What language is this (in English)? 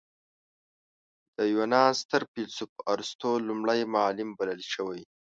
Pashto